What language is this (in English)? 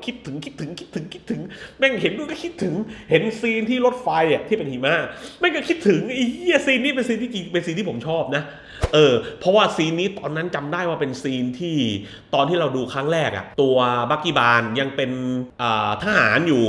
Thai